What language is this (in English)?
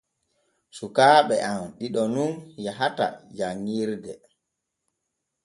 Borgu Fulfulde